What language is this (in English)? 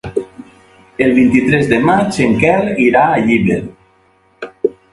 Catalan